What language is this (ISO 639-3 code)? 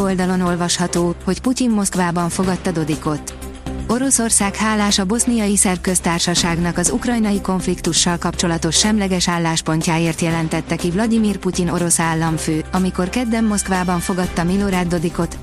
hun